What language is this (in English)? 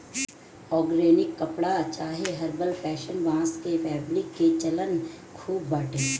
Bhojpuri